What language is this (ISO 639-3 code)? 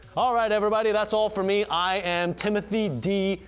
eng